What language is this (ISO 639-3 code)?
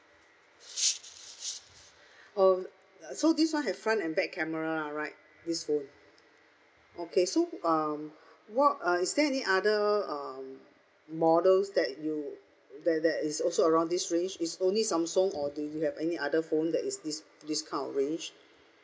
eng